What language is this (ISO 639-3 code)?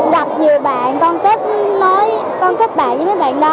vie